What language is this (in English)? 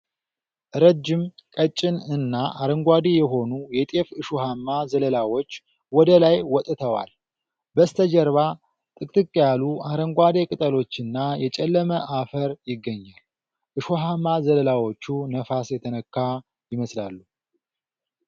Amharic